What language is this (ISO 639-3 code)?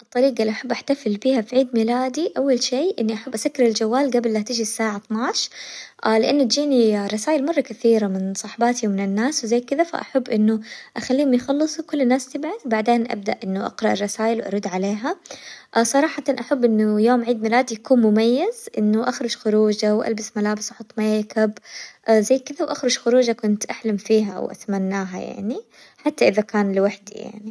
acw